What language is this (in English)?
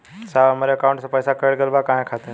Bhojpuri